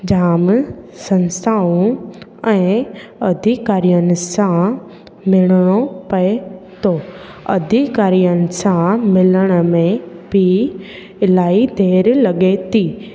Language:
Sindhi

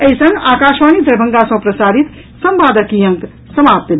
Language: Maithili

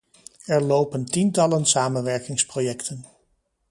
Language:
Dutch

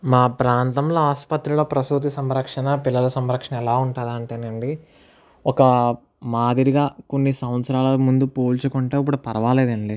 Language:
Telugu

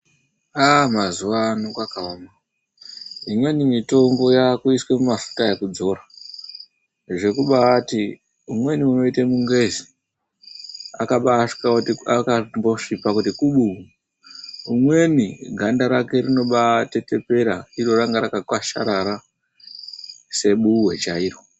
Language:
Ndau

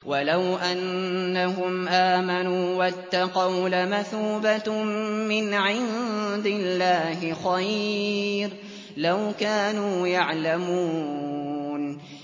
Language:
Arabic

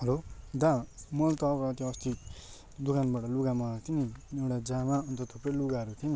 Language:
Nepali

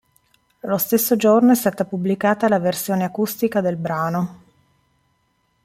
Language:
Italian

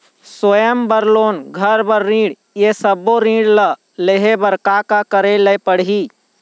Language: Chhattisgarhi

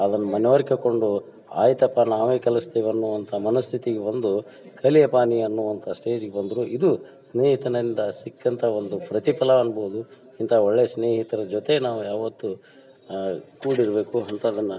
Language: Kannada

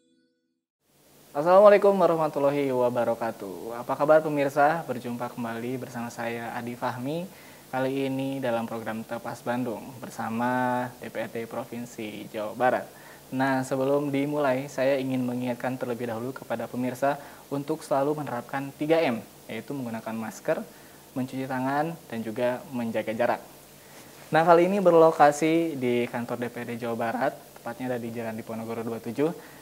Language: Indonesian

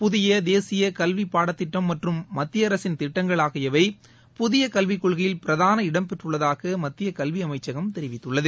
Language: Tamil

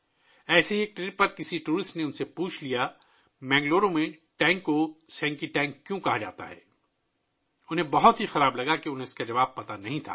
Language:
Urdu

